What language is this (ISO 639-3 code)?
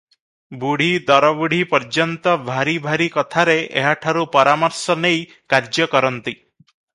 ori